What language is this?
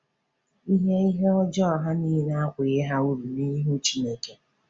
Igbo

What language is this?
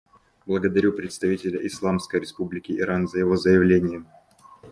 Russian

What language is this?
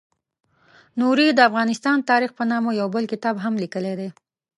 Pashto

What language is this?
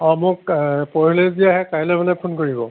Assamese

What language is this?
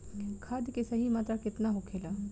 Bhojpuri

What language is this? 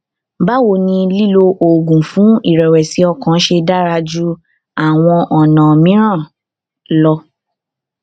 Yoruba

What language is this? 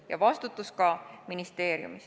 Estonian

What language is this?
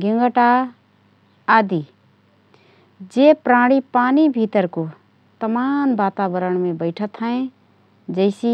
Rana Tharu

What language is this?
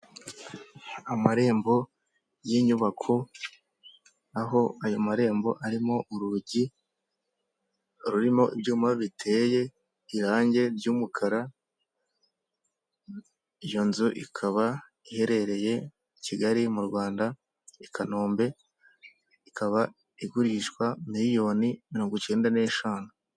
Kinyarwanda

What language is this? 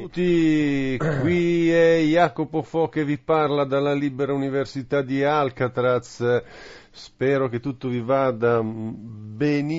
Italian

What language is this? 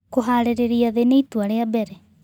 Kikuyu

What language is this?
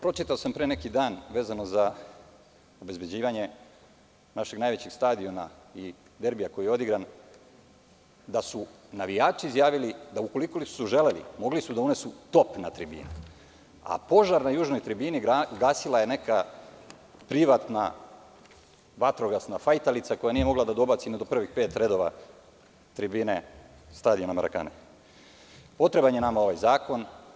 Serbian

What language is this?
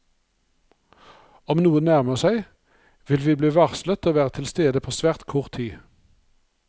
Norwegian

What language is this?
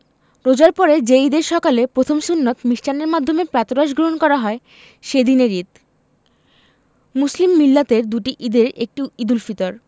Bangla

